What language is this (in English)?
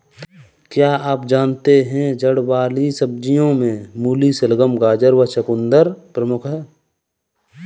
Hindi